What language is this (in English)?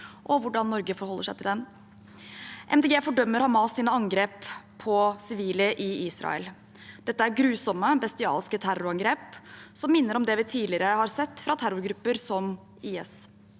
Norwegian